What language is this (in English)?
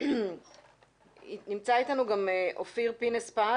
Hebrew